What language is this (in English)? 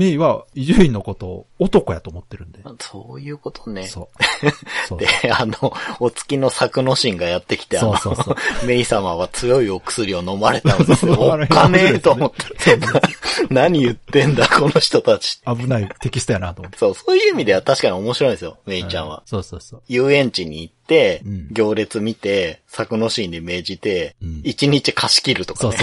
Japanese